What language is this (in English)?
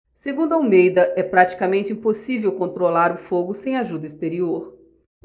Portuguese